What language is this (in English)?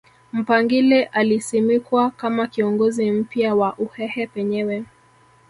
Swahili